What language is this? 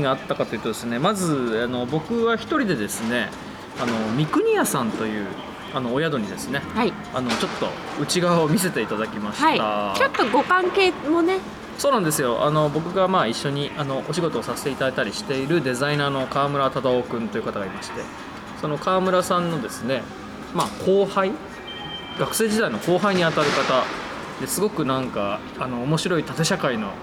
Japanese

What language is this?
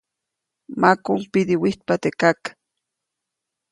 Copainalá Zoque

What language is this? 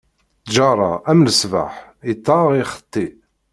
Kabyle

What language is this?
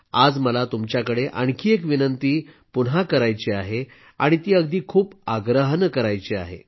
Marathi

